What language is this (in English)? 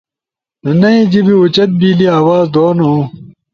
Ushojo